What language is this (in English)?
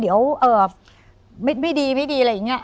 Thai